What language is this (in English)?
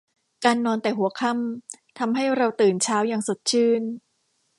Thai